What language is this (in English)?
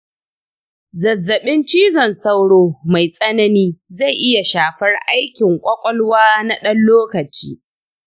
Hausa